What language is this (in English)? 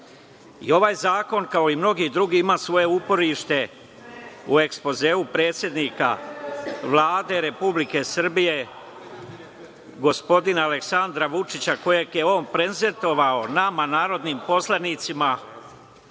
Serbian